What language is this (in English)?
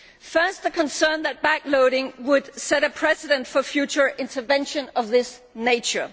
English